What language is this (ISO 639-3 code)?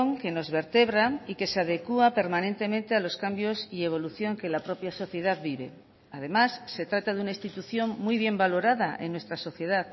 spa